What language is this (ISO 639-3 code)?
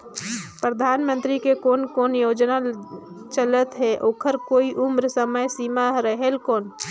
hne